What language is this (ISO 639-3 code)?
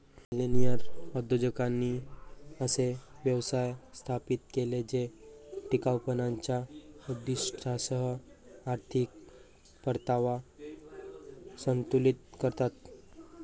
mar